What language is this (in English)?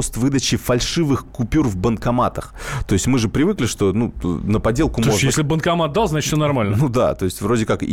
Russian